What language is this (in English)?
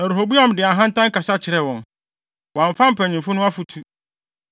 Akan